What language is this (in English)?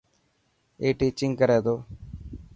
Dhatki